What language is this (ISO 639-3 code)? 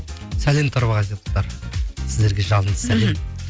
kaz